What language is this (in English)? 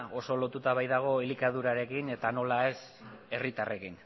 Basque